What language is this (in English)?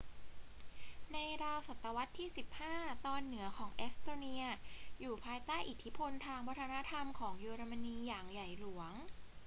Thai